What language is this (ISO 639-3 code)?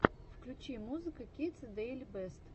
rus